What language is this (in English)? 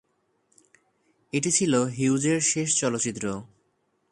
Bangla